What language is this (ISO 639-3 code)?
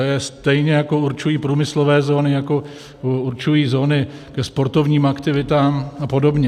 ces